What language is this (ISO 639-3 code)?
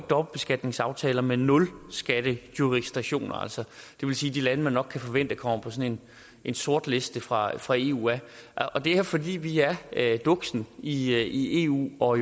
dan